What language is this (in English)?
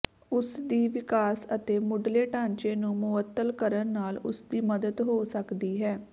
Punjabi